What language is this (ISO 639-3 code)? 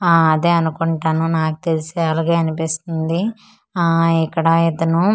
tel